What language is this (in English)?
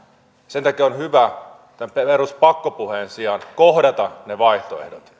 Finnish